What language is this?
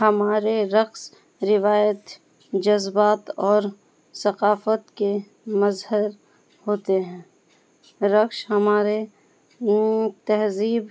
Urdu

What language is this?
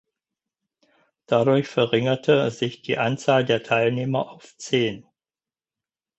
German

